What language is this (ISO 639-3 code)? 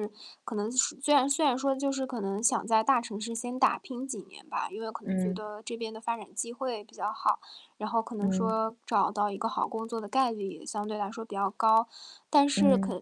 zho